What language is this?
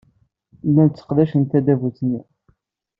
Kabyle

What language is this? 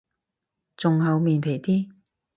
Cantonese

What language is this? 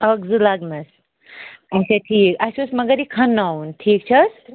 Kashmiri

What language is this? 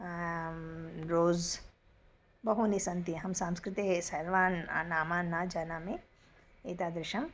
Sanskrit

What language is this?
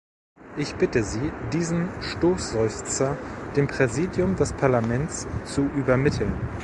German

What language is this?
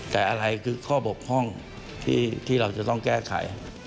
Thai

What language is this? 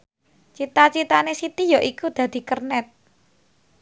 Javanese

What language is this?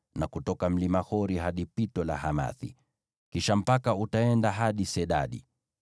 Swahili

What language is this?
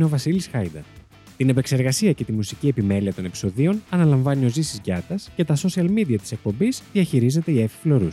Greek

